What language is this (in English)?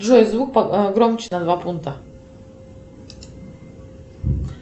Russian